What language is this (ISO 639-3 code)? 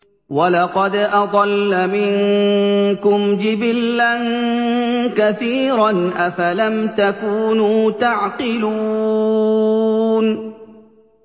ara